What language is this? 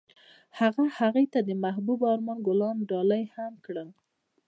Pashto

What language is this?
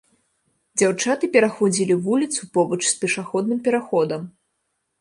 Belarusian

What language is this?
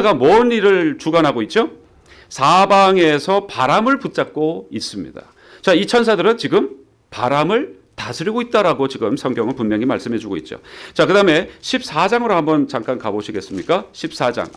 Korean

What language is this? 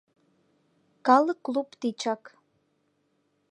Mari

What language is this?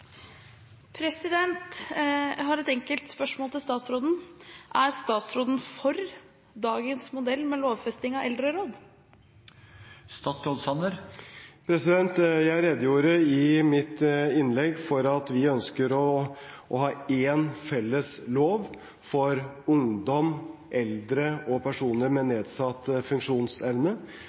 Norwegian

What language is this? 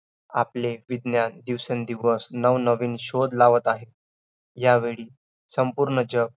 Marathi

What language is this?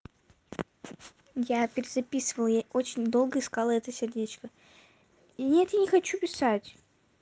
Russian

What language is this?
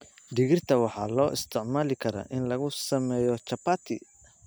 Somali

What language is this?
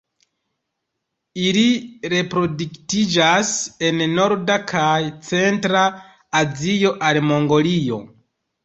Esperanto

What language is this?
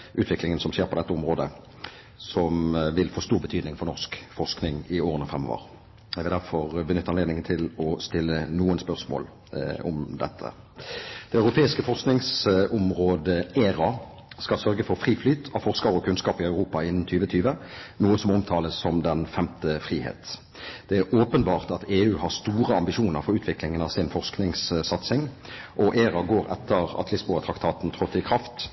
Norwegian Bokmål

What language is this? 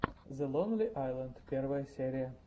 Russian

